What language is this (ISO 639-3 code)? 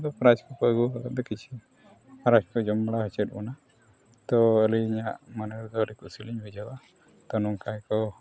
sat